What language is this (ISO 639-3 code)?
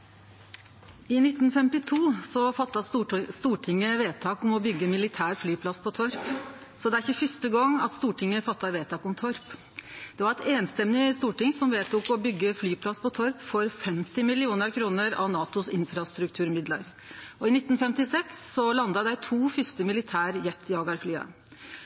nno